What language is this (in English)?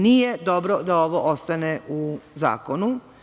Serbian